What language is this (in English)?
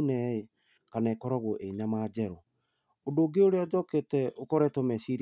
Kikuyu